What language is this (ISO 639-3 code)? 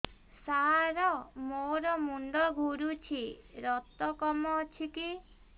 ori